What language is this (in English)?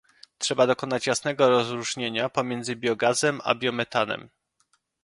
Polish